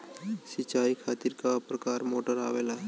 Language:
Bhojpuri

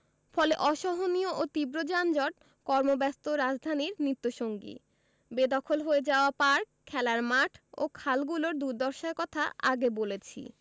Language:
Bangla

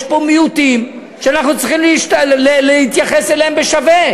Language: Hebrew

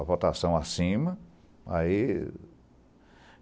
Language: Portuguese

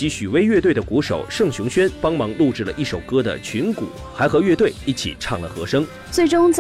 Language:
Chinese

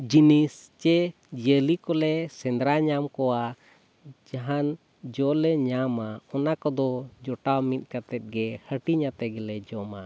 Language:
Santali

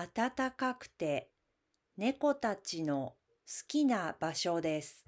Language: Japanese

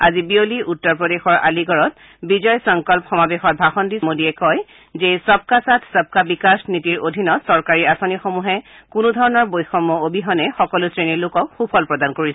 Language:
Assamese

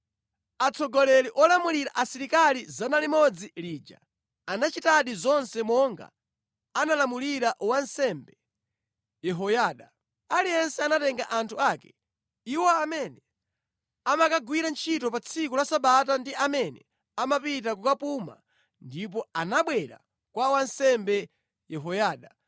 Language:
Nyanja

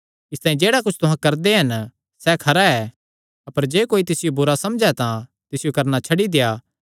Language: Kangri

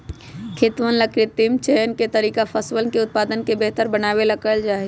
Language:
Magahi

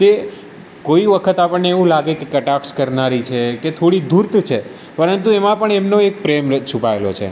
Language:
Gujarati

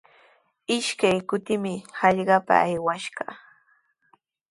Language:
Sihuas Ancash Quechua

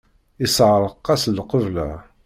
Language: Kabyle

